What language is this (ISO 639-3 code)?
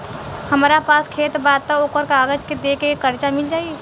bho